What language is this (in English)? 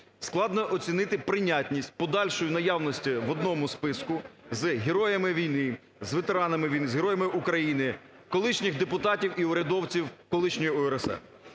Ukrainian